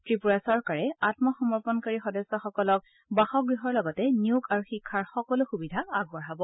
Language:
Assamese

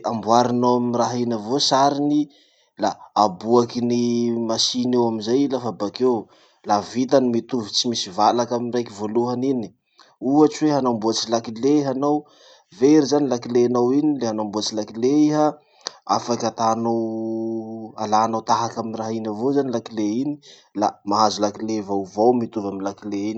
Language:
Masikoro Malagasy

